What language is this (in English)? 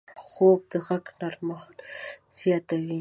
Pashto